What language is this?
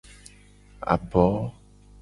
Gen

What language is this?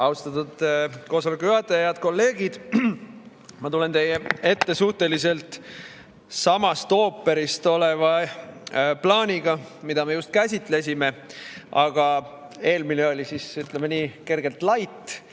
Estonian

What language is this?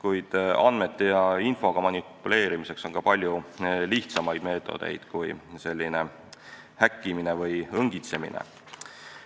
Estonian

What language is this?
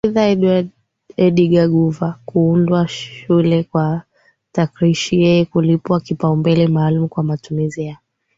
Swahili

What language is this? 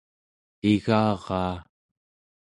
Central Yupik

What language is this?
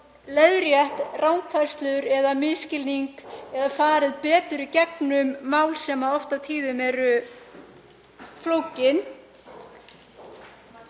Icelandic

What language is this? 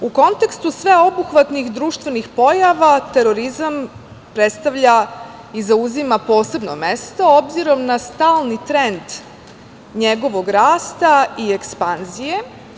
Serbian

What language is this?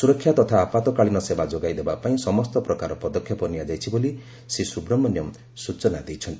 Odia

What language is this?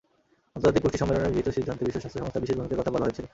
Bangla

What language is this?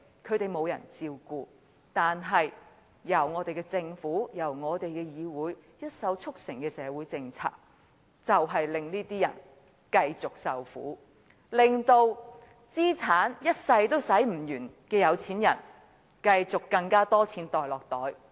Cantonese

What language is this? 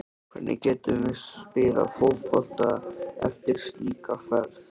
Icelandic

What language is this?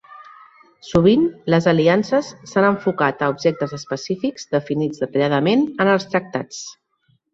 Catalan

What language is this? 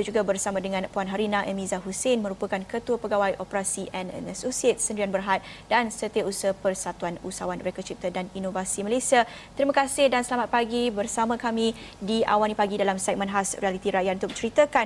Malay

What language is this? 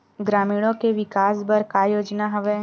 Chhattisgarhi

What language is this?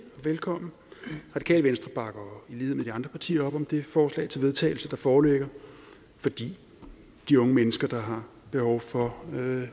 Danish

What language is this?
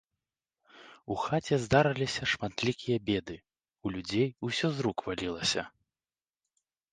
Belarusian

